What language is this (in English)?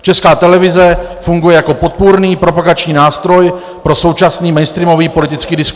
Czech